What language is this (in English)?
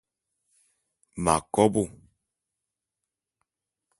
Bulu